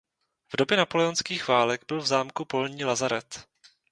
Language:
Czech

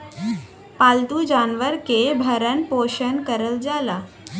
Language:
Bhojpuri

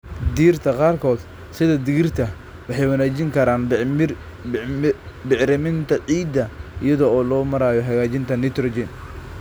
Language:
Somali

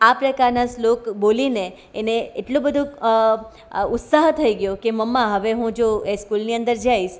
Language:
Gujarati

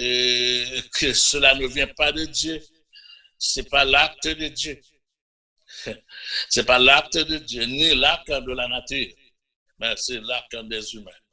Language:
French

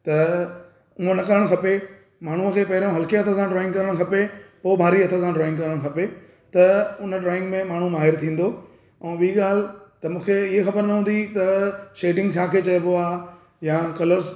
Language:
Sindhi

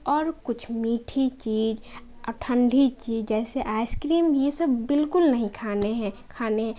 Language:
Urdu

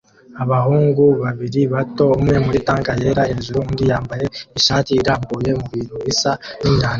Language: Kinyarwanda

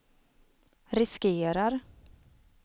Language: Swedish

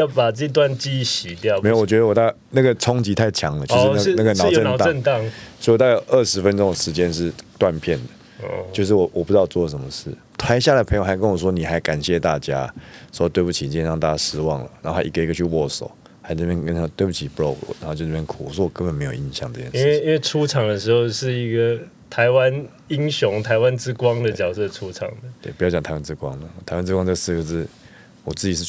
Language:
Chinese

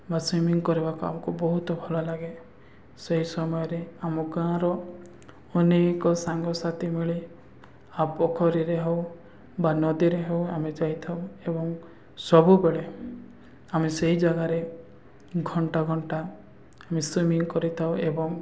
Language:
Odia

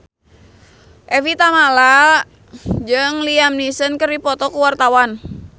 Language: Sundanese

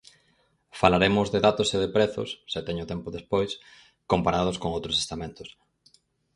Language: Galician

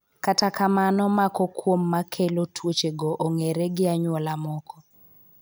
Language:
Luo (Kenya and Tanzania)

